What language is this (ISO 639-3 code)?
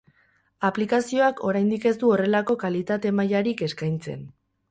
eus